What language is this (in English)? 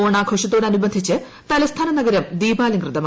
Malayalam